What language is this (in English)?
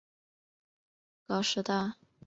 Chinese